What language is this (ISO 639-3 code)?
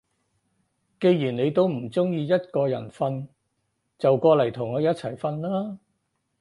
yue